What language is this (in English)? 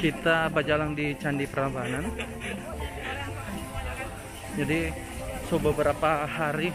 Indonesian